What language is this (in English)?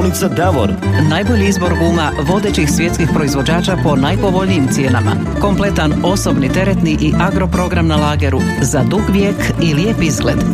Croatian